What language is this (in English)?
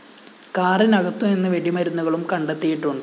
Malayalam